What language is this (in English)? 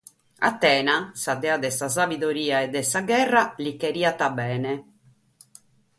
Sardinian